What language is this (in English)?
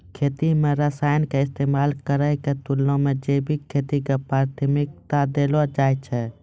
Maithili